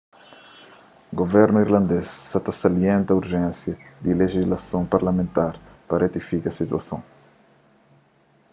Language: Kabuverdianu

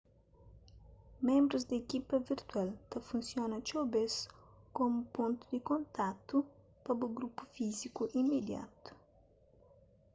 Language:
Kabuverdianu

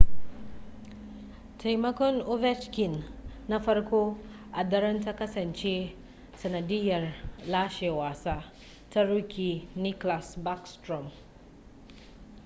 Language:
Hausa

